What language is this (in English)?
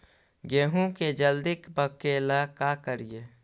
Magahi